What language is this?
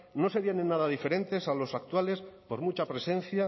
Spanish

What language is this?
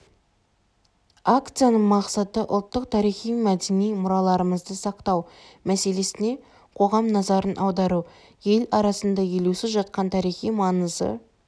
Kazakh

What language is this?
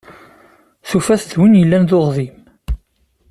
Kabyle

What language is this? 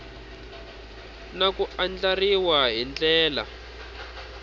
Tsonga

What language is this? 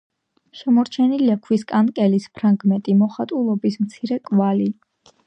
Georgian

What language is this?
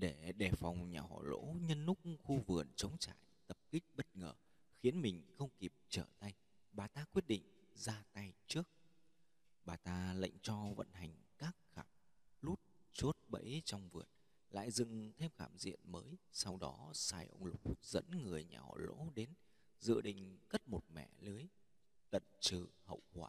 Vietnamese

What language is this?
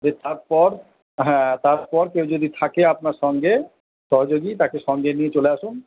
Bangla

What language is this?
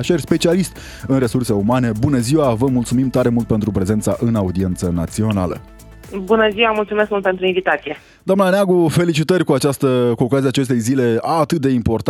Romanian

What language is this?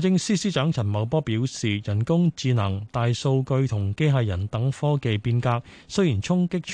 Chinese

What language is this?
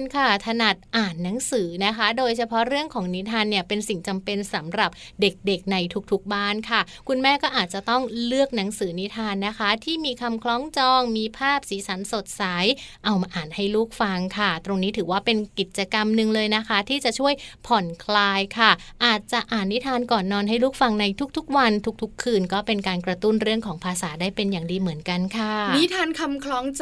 Thai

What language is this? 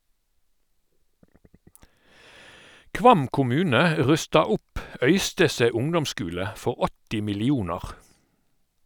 Norwegian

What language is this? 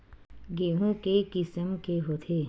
Chhattisgarhi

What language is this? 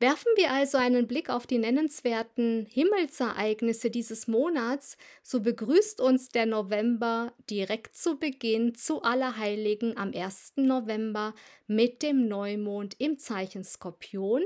German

